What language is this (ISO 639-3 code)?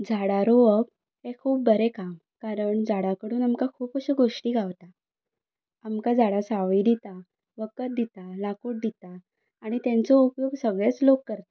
kok